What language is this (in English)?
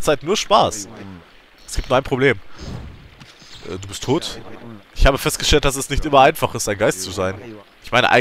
German